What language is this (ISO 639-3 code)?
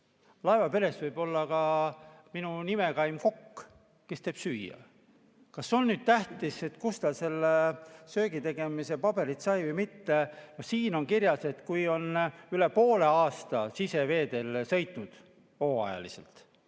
est